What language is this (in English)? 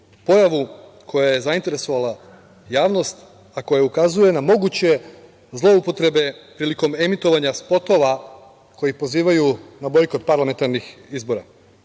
Serbian